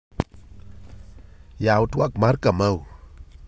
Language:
Luo (Kenya and Tanzania)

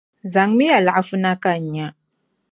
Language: Dagbani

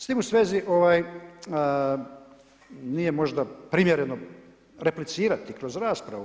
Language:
Croatian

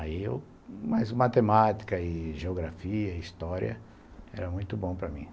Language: Portuguese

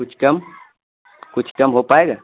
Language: Urdu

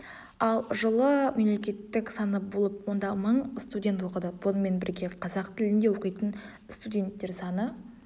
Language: Kazakh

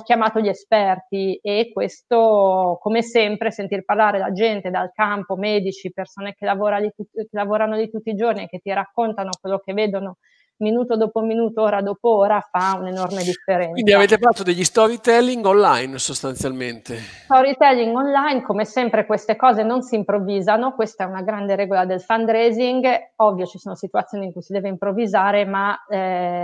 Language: Italian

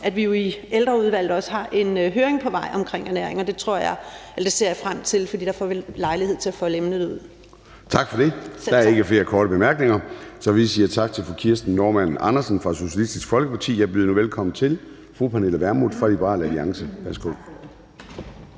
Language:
Danish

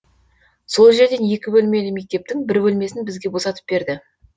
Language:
Kazakh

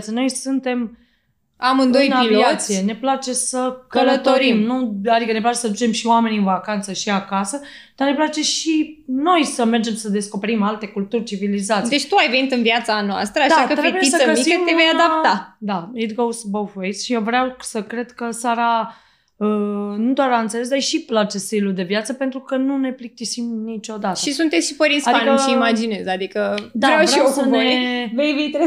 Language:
Romanian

